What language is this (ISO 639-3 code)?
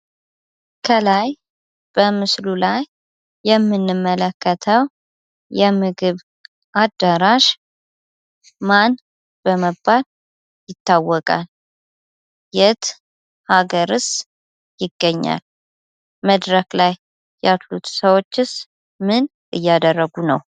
amh